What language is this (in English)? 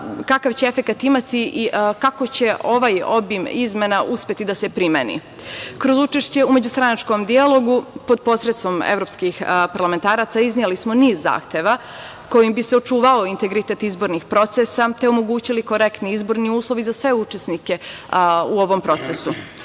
Serbian